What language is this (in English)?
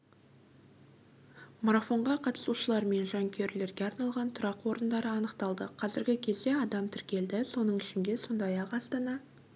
Kazakh